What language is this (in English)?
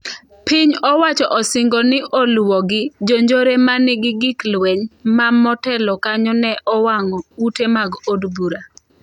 Luo (Kenya and Tanzania)